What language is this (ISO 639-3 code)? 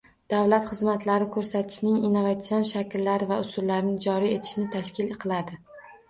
uzb